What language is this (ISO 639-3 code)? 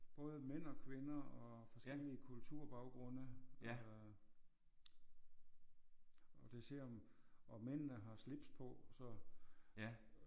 dan